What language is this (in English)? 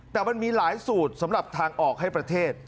Thai